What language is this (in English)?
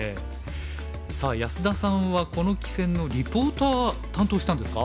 Japanese